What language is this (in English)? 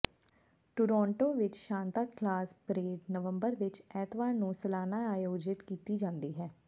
Punjabi